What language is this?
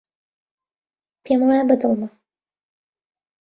Central Kurdish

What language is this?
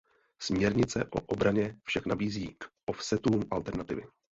Czech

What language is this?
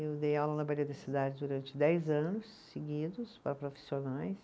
Portuguese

